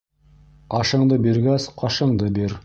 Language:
Bashkir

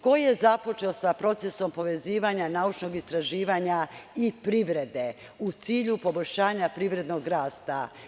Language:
Serbian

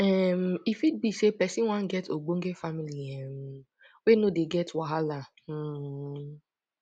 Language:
Nigerian Pidgin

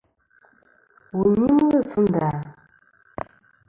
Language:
Kom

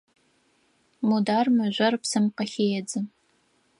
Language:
Adyghe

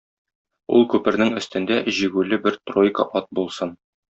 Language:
Tatar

